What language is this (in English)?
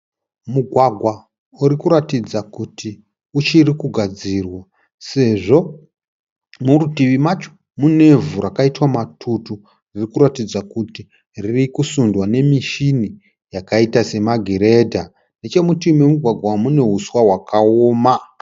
Shona